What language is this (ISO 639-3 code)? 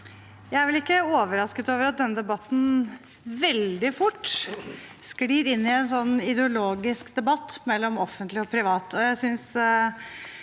nor